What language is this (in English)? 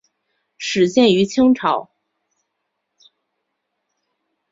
Chinese